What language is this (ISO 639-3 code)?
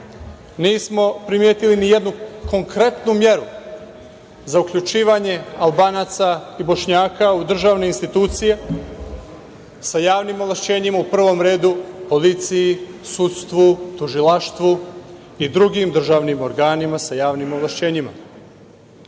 srp